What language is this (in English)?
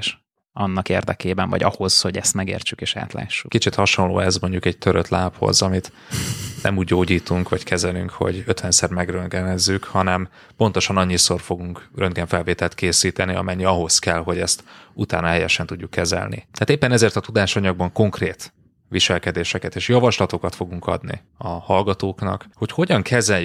Hungarian